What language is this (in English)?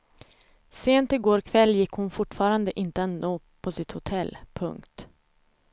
Swedish